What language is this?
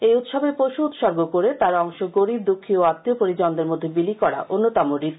Bangla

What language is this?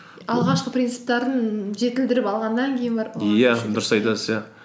Kazakh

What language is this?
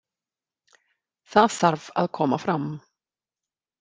Icelandic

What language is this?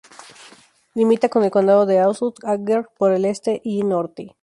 Spanish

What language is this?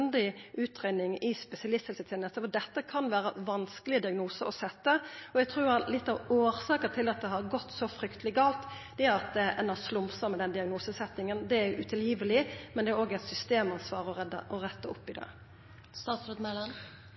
Norwegian Nynorsk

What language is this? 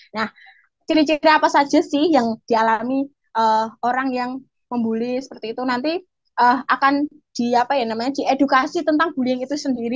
Indonesian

